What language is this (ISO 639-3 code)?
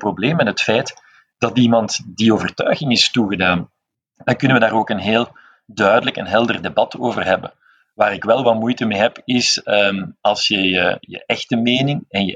nld